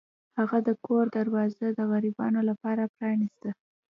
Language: Pashto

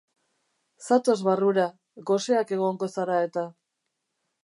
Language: Basque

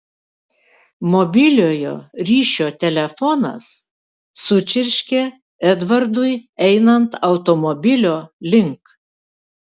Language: Lithuanian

